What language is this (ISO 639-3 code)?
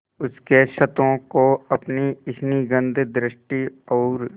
hin